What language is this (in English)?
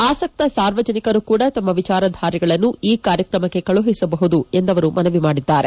Kannada